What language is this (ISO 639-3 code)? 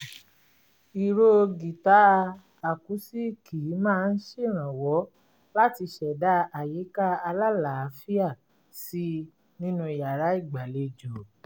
yor